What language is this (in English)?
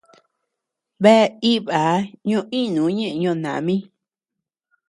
Tepeuxila Cuicatec